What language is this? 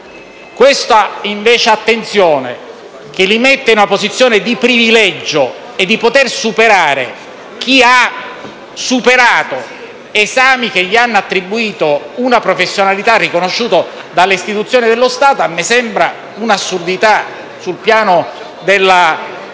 Italian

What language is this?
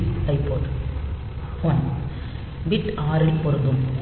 Tamil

